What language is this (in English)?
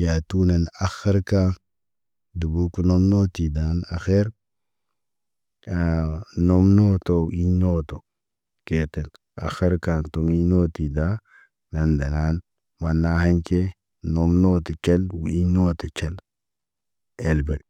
Naba